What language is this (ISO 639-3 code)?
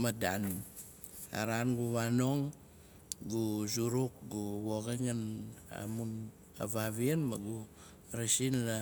nal